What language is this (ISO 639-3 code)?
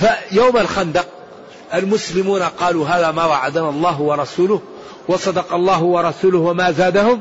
ara